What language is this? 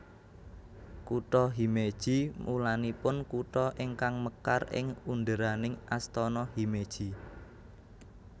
Javanese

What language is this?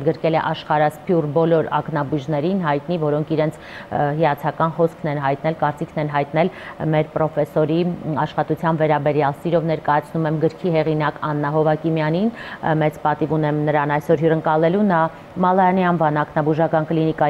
Turkish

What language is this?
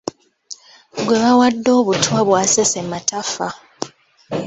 Ganda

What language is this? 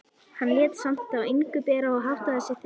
Icelandic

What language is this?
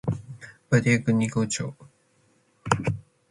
Matsés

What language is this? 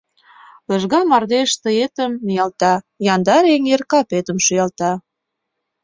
Mari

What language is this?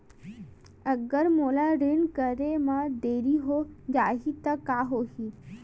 Chhattisgarhi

